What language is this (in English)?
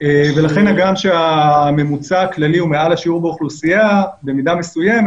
Hebrew